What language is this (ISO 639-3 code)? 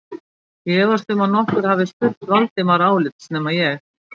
isl